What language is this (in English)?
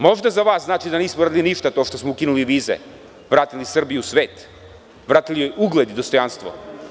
Serbian